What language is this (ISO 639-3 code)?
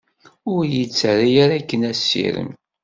kab